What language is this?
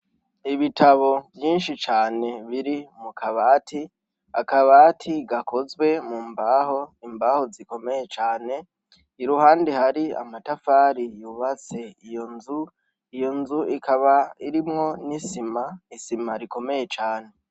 Rundi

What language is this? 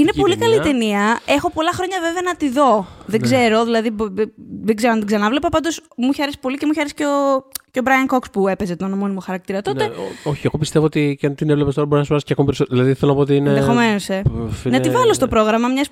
Greek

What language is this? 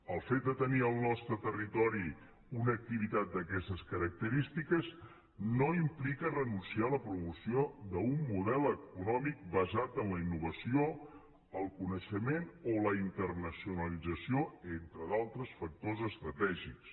Catalan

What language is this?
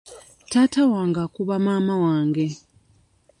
Ganda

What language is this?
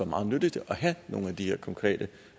Danish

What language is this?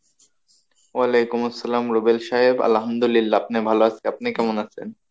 Bangla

